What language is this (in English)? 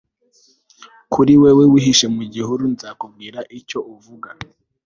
Kinyarwanda